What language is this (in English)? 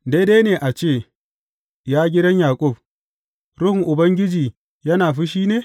Hausa